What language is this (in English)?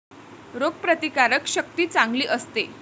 Marathi